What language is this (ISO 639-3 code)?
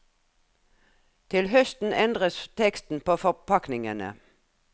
nor